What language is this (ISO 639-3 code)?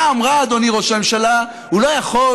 heb